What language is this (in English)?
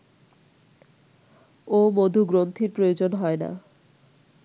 Bangla